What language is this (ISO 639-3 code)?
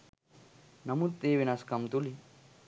sin